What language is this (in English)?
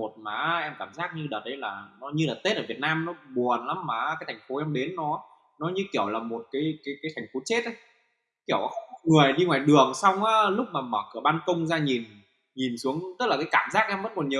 Vietnamese